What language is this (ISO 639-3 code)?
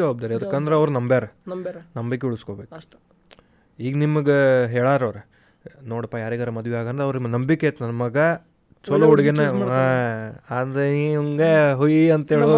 kan